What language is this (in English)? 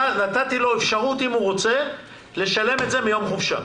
Hebrew